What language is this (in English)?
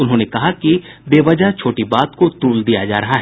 Hindi